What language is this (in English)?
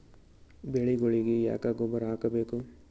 Kannada